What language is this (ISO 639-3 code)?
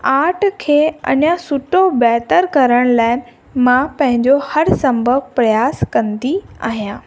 snd